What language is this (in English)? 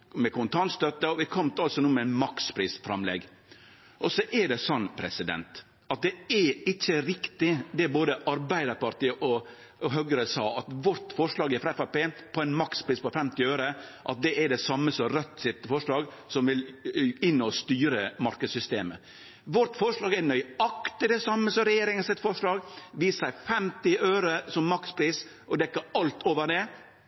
Norwegian Nynorsk